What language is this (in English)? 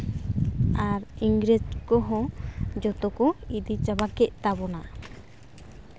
Santali